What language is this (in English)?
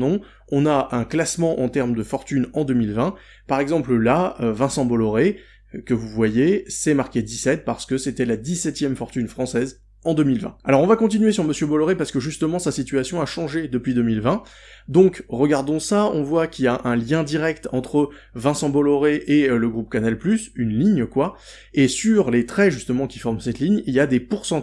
French